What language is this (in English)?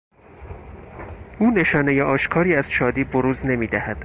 Persian